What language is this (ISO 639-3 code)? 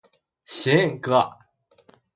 zho